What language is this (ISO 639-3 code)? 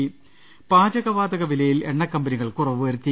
mal